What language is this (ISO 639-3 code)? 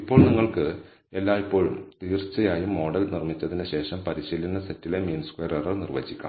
mal